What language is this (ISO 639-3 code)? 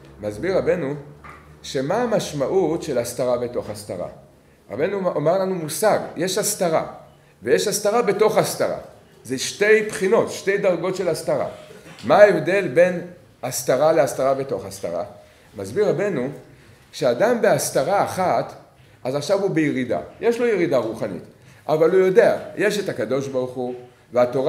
heb